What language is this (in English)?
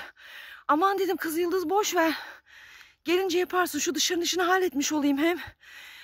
Turkish